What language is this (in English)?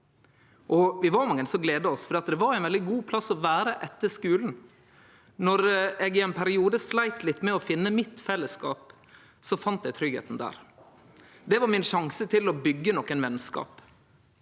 Norwegian